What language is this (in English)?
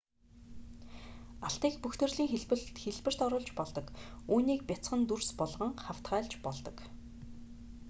Mongolian